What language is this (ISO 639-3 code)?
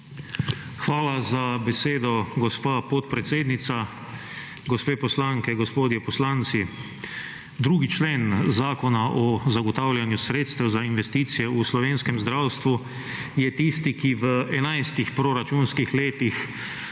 slv